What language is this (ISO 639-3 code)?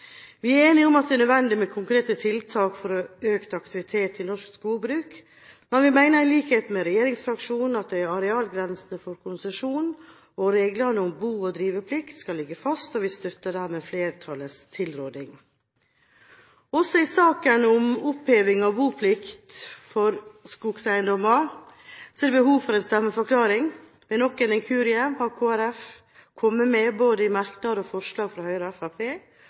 nob